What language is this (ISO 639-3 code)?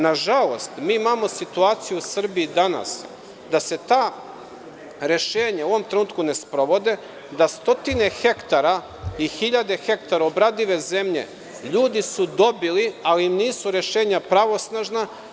srp